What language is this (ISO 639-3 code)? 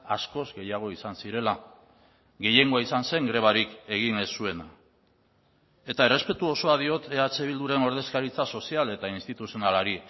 eus